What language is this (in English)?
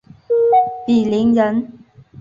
Chinese